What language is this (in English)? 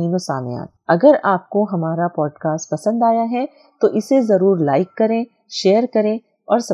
Urdu